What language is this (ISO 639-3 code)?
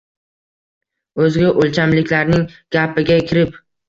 uzb